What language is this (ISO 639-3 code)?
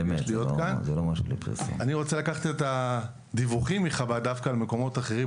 heb